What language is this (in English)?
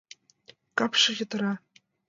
Mari